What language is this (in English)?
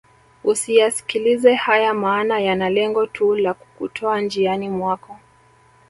Swahili